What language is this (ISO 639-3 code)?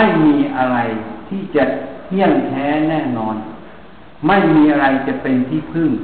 tha